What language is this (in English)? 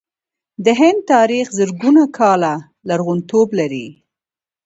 Pashto